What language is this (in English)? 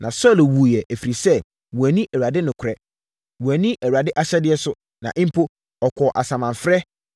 Akan